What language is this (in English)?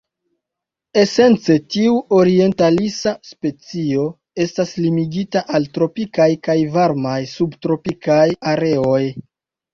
Esperanto